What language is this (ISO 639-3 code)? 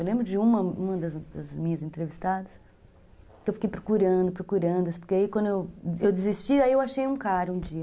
por